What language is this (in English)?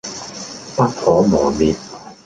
Cantonese